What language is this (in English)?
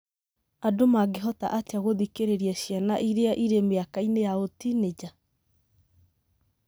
Kikuyu